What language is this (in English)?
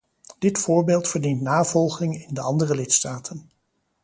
Dutch